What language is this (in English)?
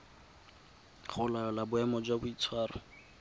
Tswana